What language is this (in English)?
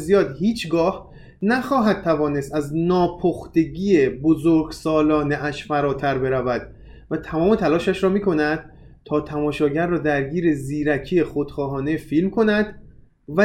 Persian